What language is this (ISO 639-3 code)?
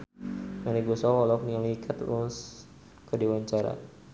sun